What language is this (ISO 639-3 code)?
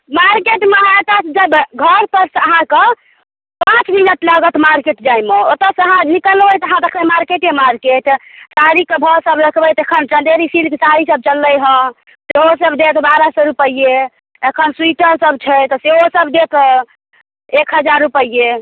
mai